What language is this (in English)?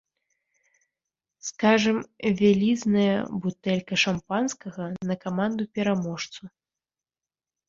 Belarusian